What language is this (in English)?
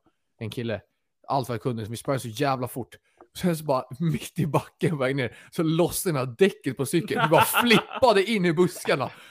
Swedish